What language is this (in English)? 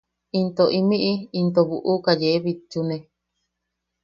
Yaqui